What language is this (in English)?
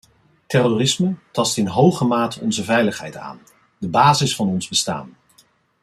Dutch